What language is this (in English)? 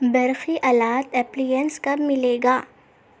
Urdu